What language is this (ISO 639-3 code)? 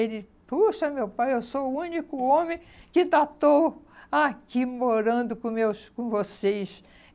por